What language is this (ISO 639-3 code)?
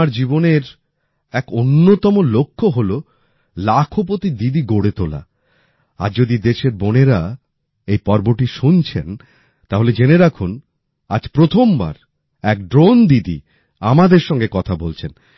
ben